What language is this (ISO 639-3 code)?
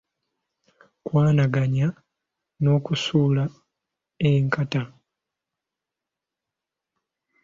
lug